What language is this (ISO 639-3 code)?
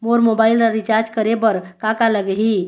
hne